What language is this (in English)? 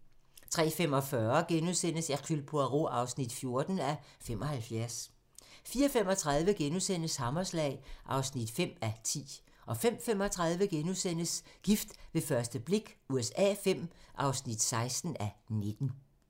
Danish